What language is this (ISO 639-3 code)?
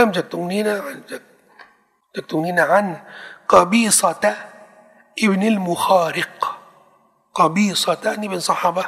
tha